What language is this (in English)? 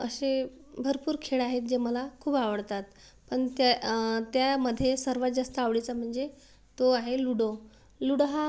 Marathi